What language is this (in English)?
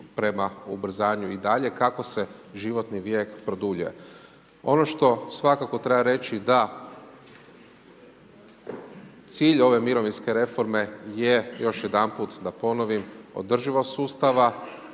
Croatian